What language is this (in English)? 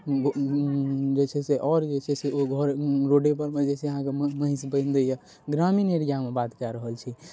Maithili